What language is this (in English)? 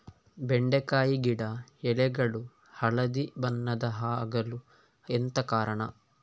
Kannada